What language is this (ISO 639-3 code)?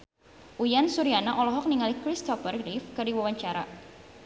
sun